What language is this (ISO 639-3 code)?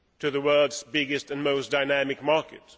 eng